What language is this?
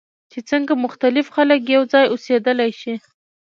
Pashto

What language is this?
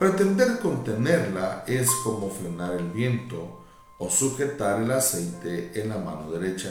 Spanish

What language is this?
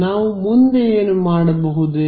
Kannada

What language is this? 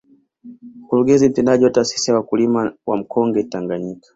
Swahili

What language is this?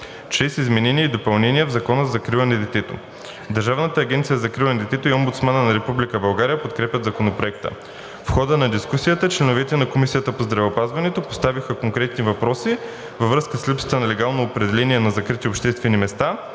Bulgarian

